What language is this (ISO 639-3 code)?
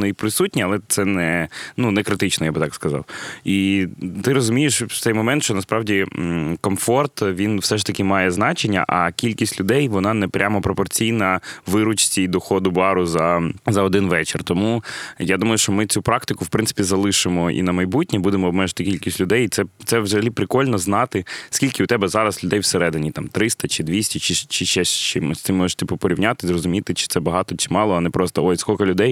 ukr